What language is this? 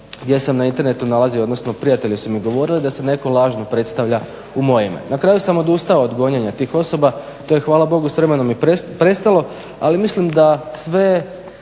Croatian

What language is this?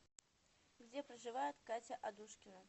Russian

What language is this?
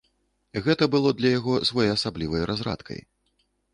Belarusian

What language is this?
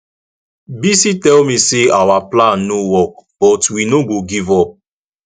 Nigerian Pidgin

